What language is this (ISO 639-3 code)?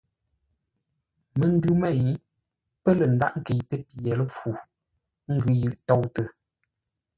nla